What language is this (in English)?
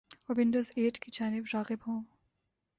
Urdu